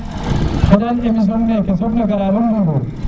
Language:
Serer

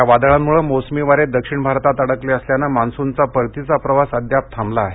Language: Marathi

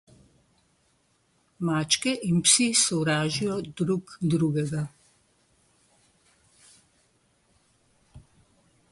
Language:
Slovenian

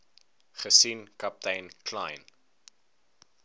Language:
Afrikaans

